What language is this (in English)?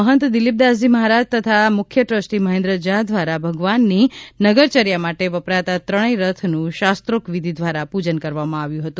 Gujarati